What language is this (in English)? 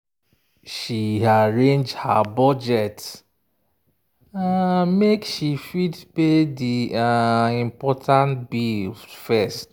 Nigerian Pidgin